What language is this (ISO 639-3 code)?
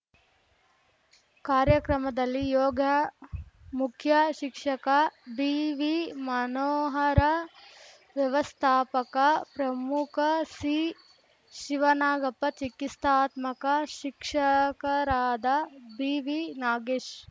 kan